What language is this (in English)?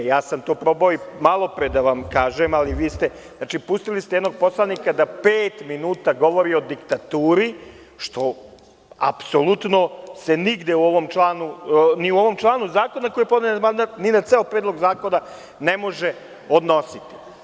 Serbian